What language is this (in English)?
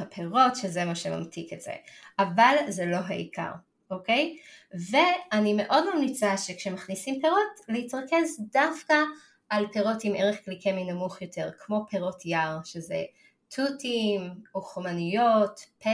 Hebrew